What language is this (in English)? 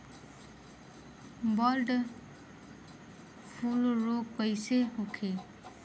Bhojpuri